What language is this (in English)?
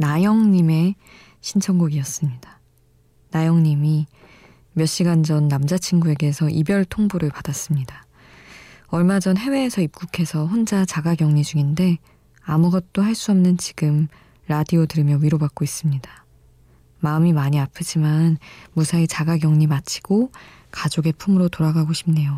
Korean